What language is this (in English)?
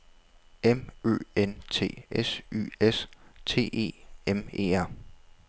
Danish